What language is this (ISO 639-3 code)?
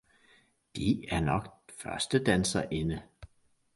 dan